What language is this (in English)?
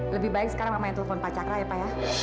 Indonesian